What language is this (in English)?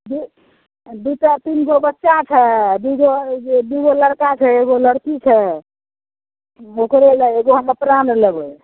Maithili